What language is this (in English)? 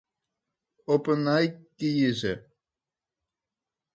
Western Frisian